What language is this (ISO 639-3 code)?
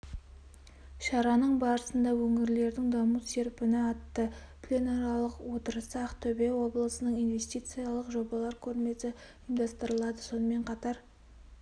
kaz